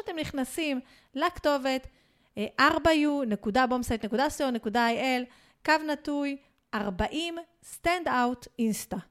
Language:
Hebrew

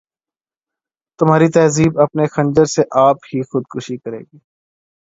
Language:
Urdu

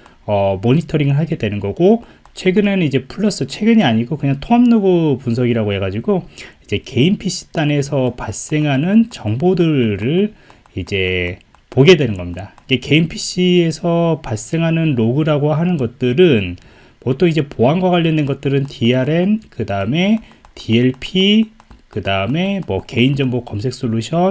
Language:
Korean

